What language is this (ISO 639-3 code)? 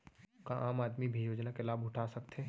hne